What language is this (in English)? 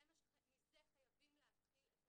Hebrew